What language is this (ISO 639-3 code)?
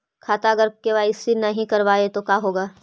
mag